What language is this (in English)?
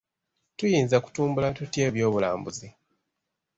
Ganda